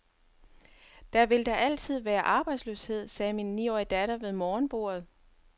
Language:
Danish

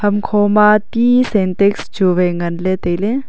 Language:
Wancho Naga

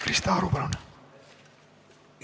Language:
Estonian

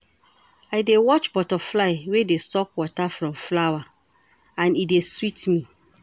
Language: Nigerian Pidgin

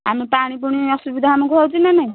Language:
Odia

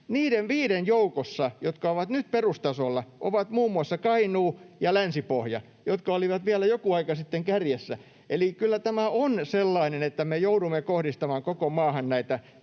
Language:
Finnish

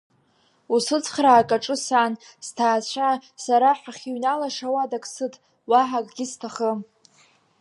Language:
Abkhazian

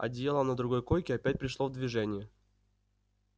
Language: Russian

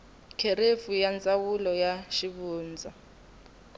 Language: Tsonga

